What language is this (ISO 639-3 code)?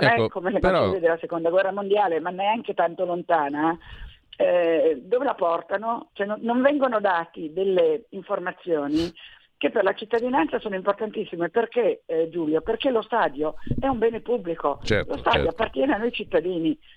ita